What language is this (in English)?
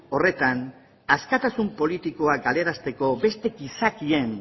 Basque